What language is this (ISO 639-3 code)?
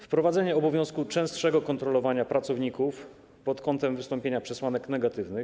pol